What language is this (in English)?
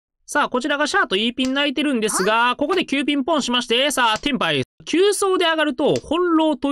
Japanese